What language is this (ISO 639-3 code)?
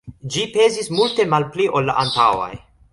epo